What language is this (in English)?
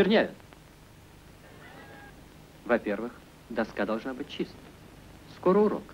Russian